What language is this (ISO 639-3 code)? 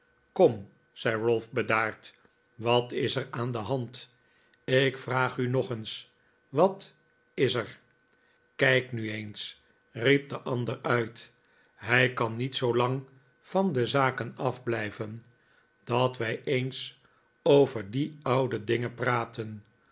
nld